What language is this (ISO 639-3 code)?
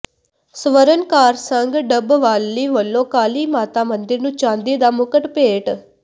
pan